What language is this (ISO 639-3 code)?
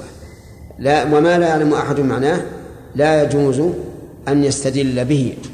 ara